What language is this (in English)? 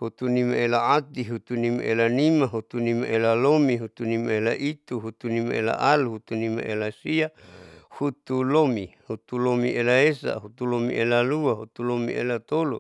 Saleman